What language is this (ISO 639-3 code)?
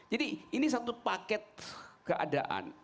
ind